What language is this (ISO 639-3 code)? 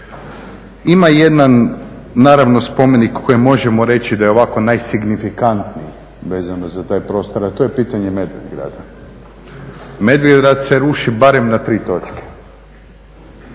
hrv